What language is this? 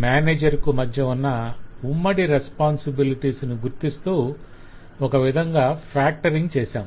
Telugu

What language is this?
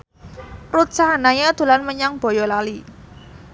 Javanese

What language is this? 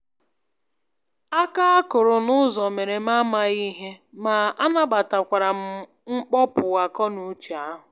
Igbo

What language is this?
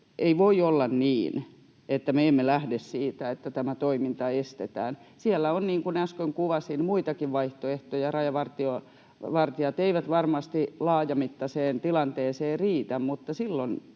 Finnish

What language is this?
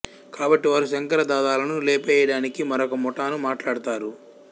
Telugu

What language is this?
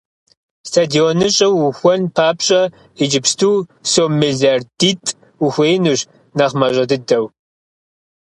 Kabardian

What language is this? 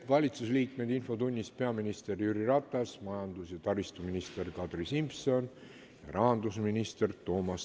Estonian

